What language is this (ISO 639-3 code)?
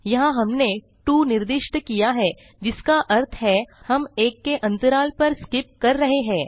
hin